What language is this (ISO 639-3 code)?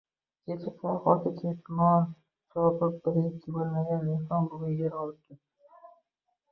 uzb